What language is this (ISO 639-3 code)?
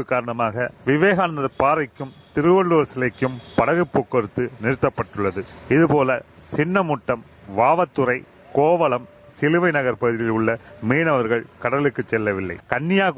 tam